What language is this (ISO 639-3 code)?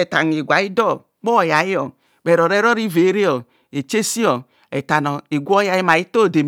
bcs